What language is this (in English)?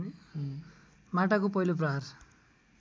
Nepali